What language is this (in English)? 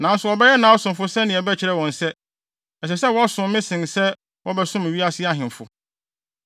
Akan